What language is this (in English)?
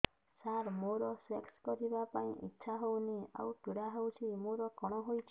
Odia